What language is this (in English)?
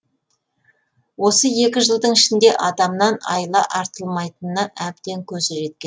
Kazakh